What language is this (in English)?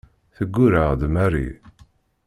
Kabyle